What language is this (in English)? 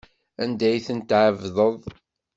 Kabyle